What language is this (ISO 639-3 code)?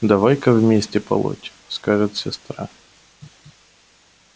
rus